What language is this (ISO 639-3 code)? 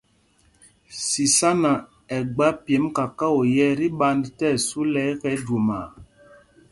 mgg